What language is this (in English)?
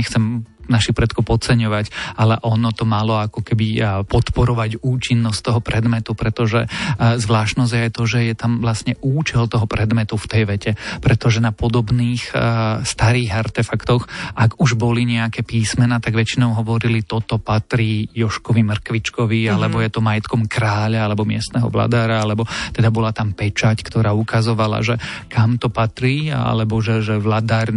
Slovak